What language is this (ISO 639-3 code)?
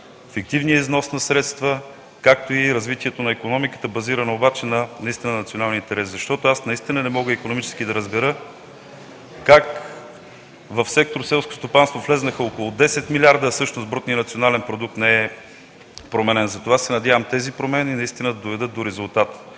bul